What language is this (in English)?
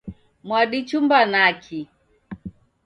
Taita